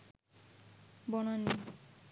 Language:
Bangla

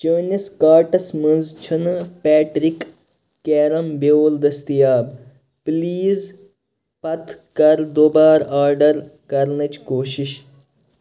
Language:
Kashmiri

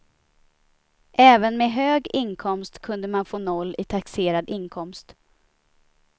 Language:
Swedish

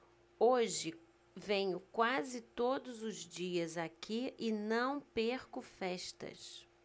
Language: Portuguese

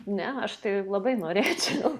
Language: Lithuanian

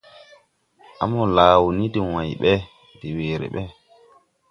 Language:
Tupuri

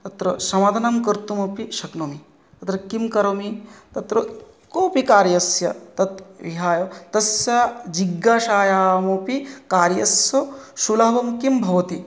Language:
Sanskrit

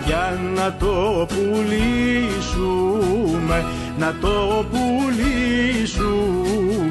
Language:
Greek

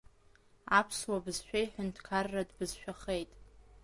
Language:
Abkhazian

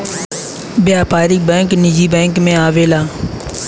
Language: Bhojpuri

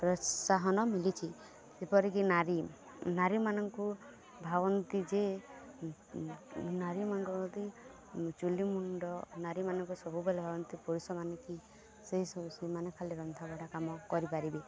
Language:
Odia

